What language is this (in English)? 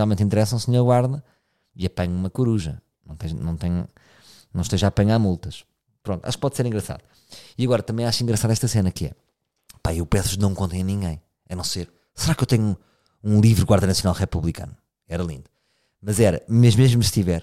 Portuguese